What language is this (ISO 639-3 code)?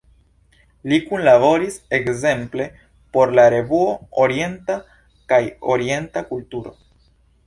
epo